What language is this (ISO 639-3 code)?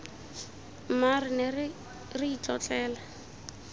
tsn